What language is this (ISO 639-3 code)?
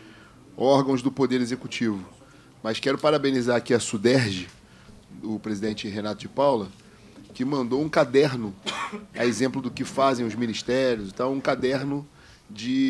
por